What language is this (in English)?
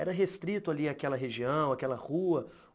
Portuguese